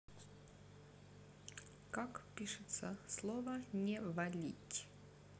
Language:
Russian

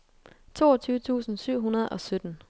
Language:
Danish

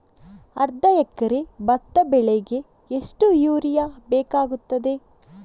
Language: Kannada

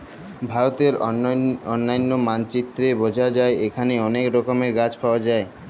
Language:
Bangla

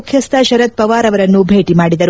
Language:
Kannada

